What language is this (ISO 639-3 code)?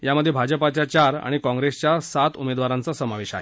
mar